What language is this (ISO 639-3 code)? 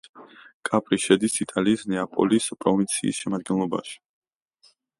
kat